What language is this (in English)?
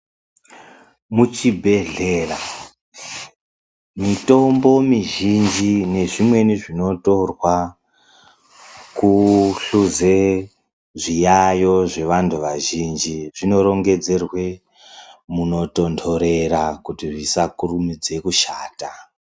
Ndau